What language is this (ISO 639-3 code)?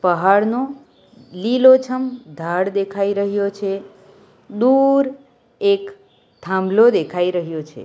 guj